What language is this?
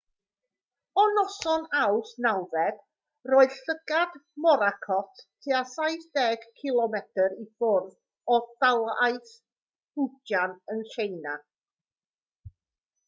Welsh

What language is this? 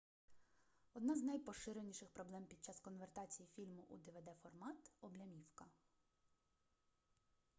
Ukrainian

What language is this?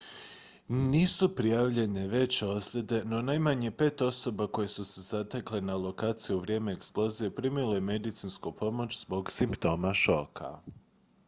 Croatian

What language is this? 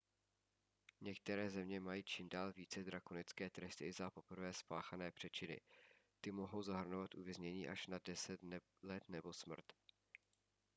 Czech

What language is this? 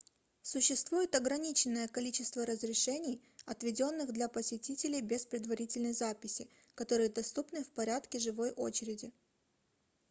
Russian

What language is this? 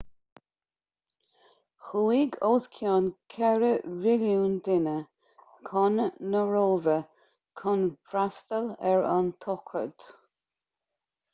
Irish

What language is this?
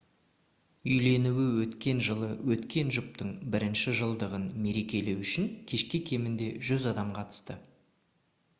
Kazakh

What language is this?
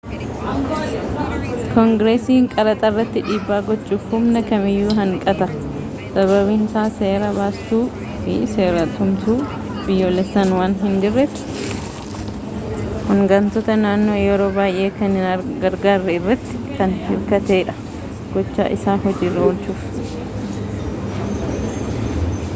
Oromo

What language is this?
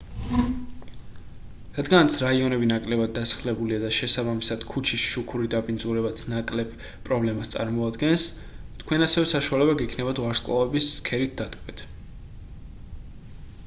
Georgian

